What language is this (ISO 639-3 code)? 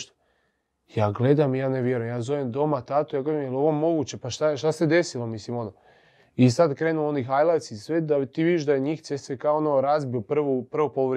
hrv